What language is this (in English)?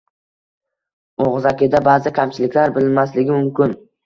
Uzbek